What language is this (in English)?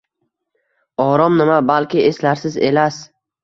Uzbek